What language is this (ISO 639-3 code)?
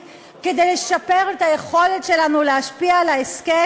heb